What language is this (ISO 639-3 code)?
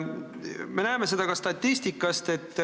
est